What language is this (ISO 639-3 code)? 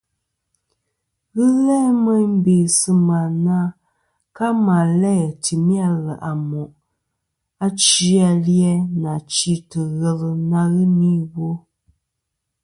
bkm